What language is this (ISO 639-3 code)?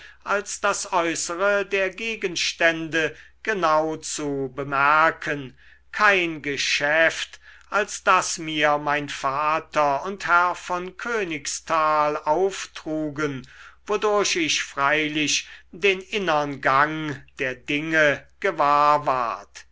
deu